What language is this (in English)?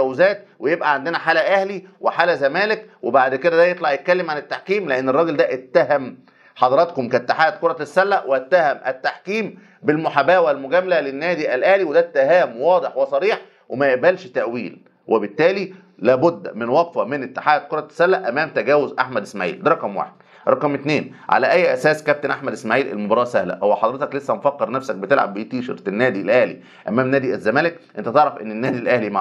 Arabic